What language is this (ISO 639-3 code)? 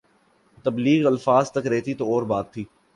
urd